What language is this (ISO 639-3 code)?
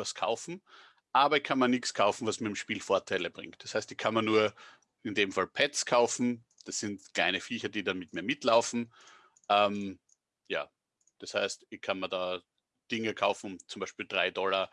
deu